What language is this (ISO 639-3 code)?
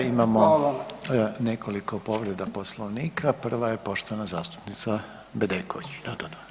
hrv